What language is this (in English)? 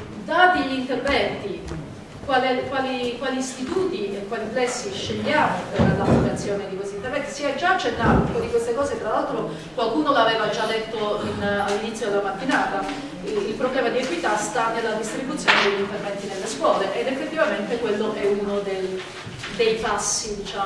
Italian